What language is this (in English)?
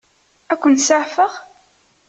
Kabyle